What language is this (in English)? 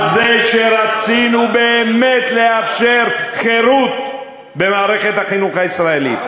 Hebrew